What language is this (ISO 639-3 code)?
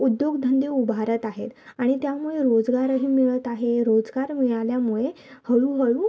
mar